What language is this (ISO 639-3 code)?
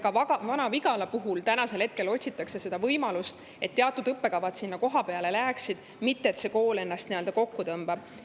est